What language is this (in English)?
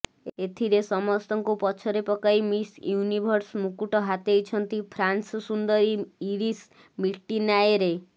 Odia